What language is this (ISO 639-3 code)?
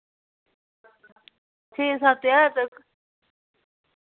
doi